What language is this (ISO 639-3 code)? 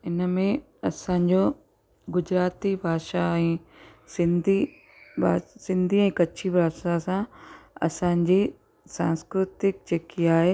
snd